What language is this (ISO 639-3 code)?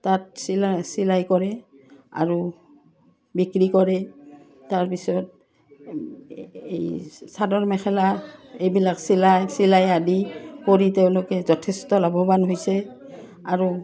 asm